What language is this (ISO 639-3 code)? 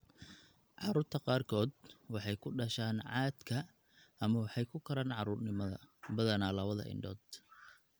som